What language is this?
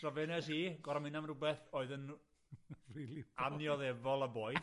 Welsh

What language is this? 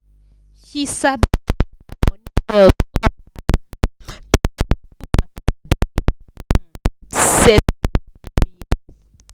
Nigerian Pidgin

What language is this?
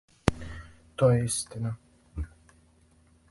Serbian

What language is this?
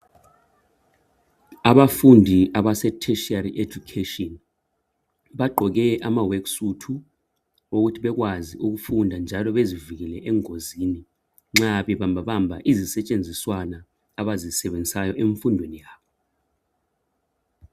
North Ndebele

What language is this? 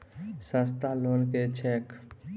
Maithili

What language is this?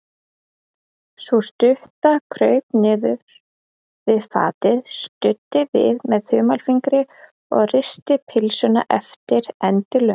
Icelandic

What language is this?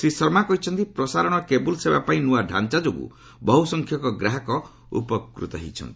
Odia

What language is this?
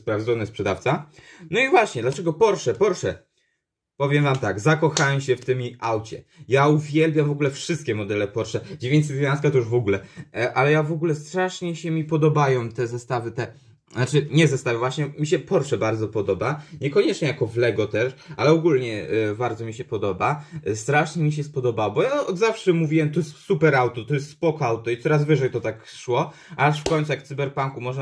Polish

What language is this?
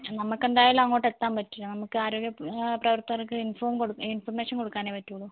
Malayalam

